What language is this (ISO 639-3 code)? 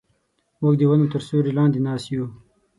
pus